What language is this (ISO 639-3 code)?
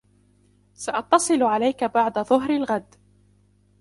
ara